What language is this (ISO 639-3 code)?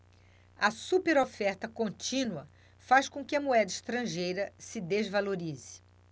por